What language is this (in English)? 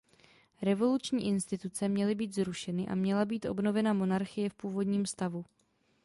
Czech